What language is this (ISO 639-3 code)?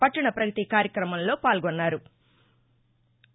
tel